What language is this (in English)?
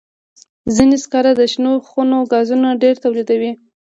Pashto